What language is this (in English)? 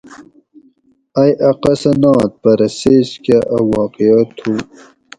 Gawri